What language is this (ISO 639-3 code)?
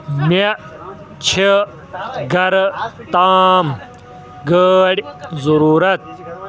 kas